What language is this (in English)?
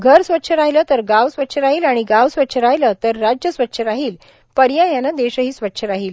Marathi